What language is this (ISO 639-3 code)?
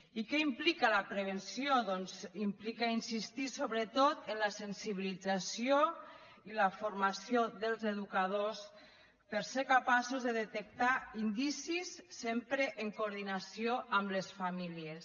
cat